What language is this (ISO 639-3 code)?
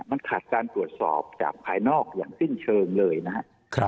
tha